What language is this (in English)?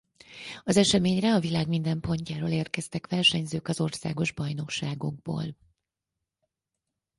Hungarian